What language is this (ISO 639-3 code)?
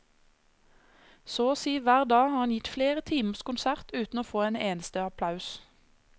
nor